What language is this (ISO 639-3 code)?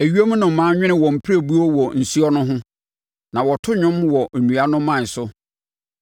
aka